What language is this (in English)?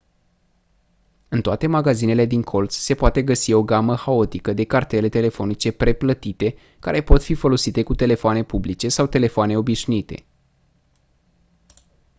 Romanian